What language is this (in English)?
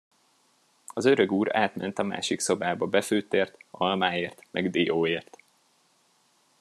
Hungarian